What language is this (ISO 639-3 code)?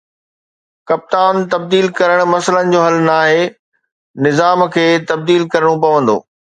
snd